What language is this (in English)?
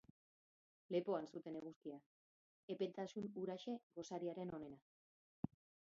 Basque